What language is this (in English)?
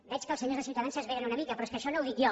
Catalan